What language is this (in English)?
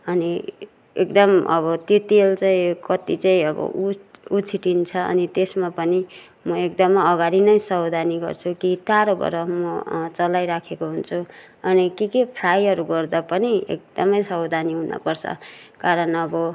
Nepali